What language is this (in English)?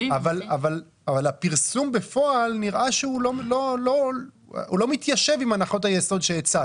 Hebrew